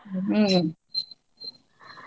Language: Kannada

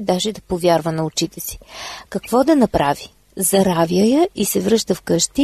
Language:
Bulgarian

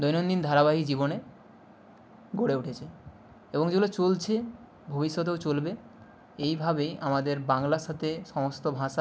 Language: Bangla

